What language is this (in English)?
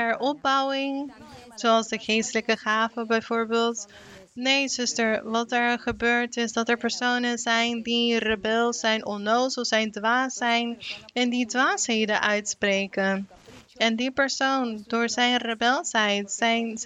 Dutch